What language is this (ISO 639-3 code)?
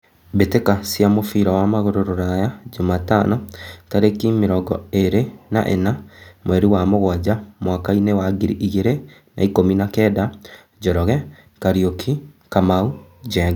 kik